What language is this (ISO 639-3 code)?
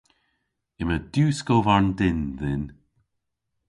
cor